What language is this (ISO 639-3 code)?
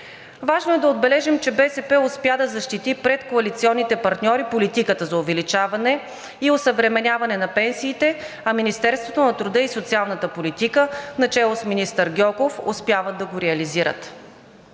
bul